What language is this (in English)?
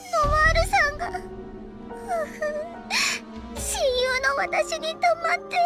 Japanese